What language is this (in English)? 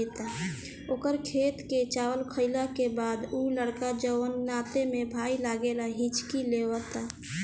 Bhojpuri